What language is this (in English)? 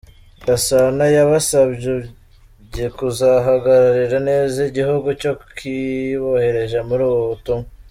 Kinyarwanda